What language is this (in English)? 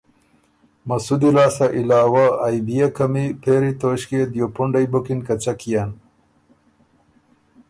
Ormuri